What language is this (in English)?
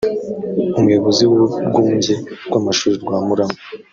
Kinyarwanda